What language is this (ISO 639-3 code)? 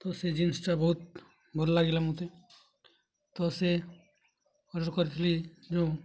ori